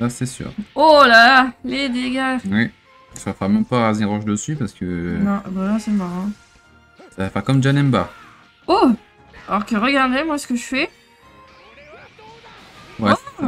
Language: French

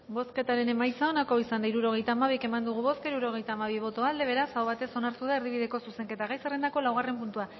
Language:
Basque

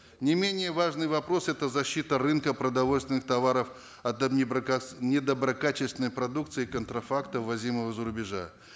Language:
Kazakh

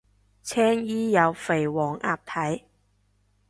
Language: Cantonese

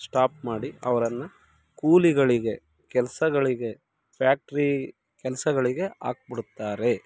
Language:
Kannada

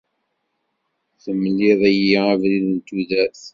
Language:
Kabyle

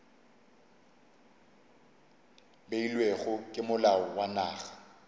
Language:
Northern Sotho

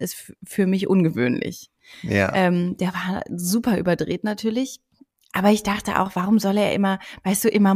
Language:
German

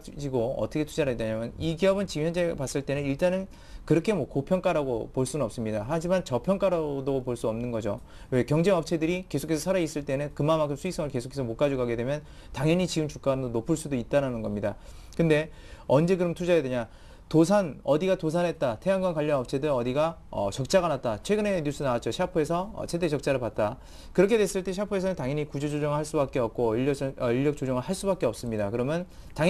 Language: Korean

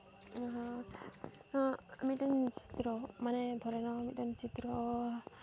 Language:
Santali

